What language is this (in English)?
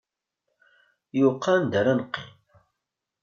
Kabyle